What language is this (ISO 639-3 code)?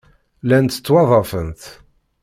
kab